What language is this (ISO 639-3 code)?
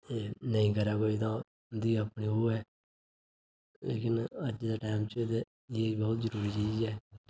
doi